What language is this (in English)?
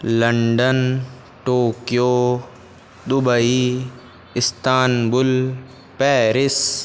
Sanskrit